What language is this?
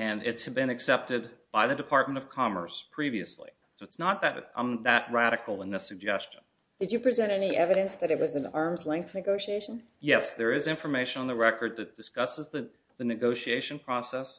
English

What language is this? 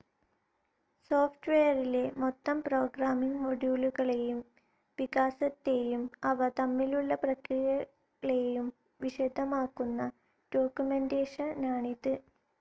Malayalam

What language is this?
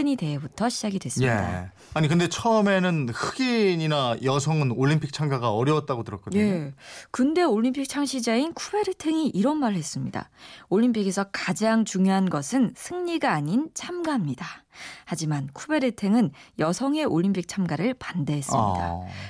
Korean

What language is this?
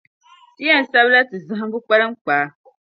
Dagbani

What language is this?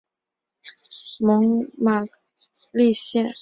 Chinese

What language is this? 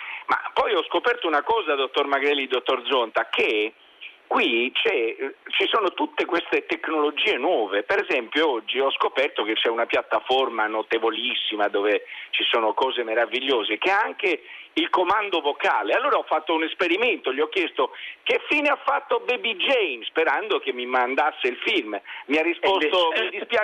Italian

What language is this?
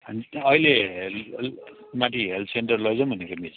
Nepali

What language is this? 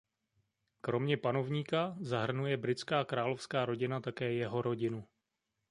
Czech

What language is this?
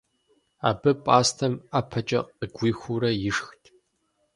Kabardian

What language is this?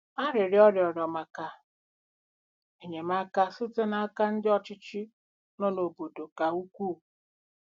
Igbo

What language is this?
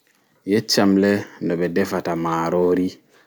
Fula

